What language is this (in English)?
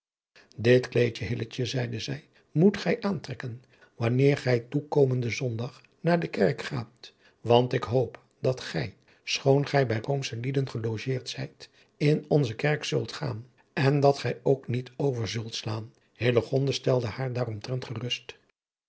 Dutch